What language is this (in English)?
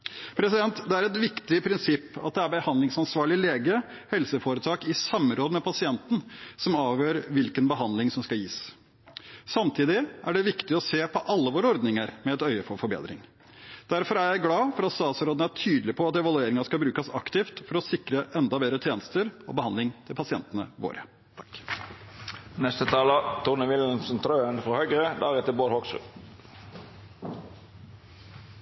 Norwegian Bokmål